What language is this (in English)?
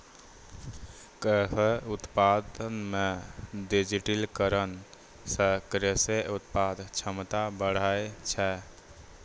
Maithili